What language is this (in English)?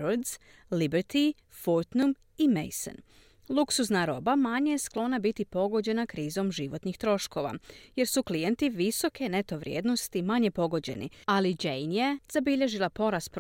Croatian